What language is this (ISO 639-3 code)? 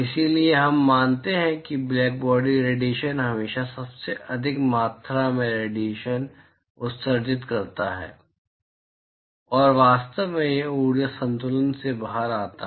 hin